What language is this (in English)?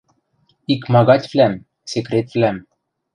Western Mari